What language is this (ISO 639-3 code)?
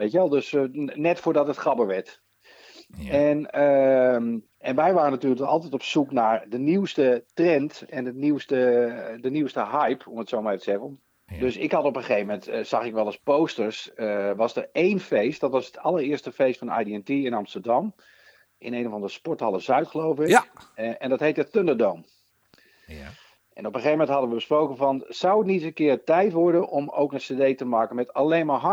nld